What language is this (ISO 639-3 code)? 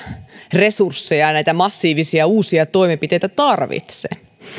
fin